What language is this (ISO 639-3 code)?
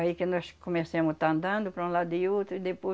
por